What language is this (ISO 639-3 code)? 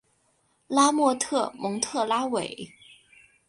zho